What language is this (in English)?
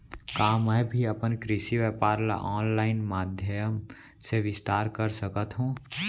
Chhattisgarhi